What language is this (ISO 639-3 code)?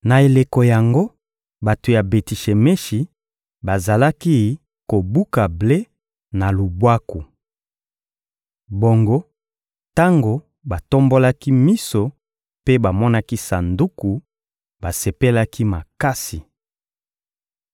lin